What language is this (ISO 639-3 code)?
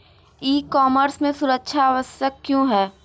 hin